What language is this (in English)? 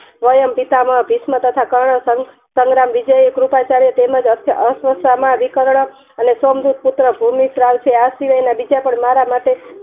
Gujarati